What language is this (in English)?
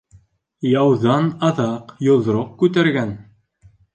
Bashkir